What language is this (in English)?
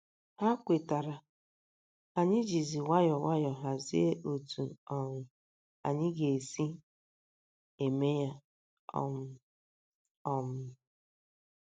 Igbo